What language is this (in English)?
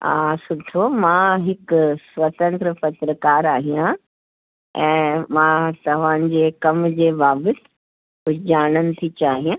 Sindhi